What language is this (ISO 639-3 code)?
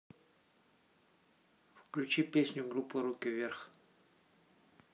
rus